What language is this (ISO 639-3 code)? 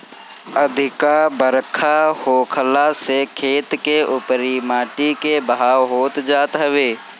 bho